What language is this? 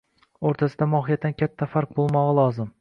Uzbek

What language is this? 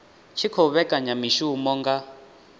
Venda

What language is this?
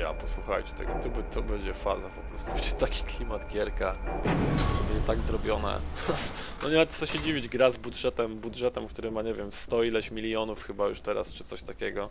Polish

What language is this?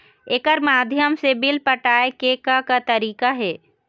Chhattisgarhi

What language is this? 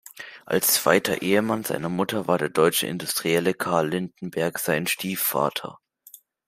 German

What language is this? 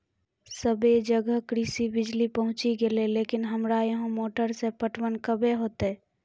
Maithili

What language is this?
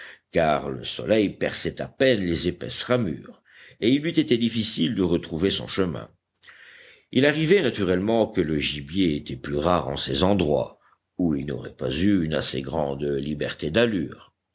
French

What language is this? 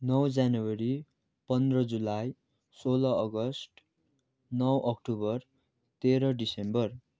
Nepali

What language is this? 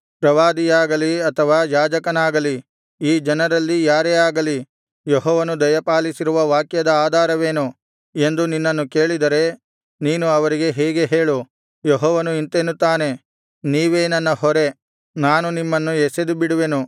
Kannada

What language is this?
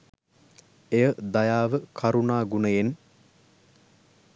Sinhala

